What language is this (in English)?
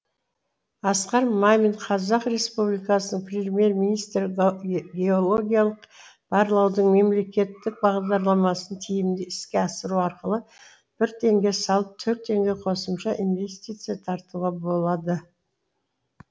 Kazakh